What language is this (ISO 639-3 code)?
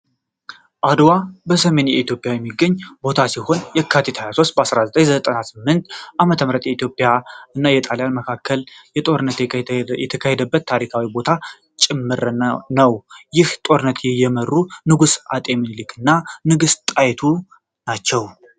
amh